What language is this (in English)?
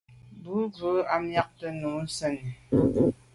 Medumba